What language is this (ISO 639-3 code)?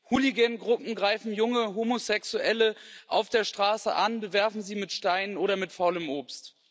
deu